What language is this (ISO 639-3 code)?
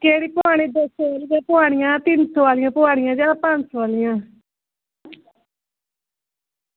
doi